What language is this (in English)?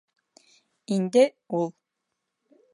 Bashkir